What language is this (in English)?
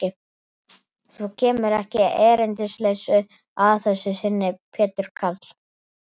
Icelandic